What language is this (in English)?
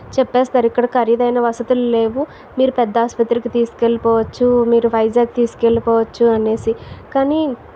Telugu